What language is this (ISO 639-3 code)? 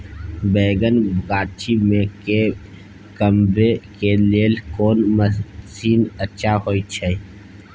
mai